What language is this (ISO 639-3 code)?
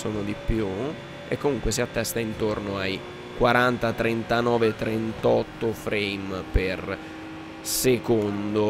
ita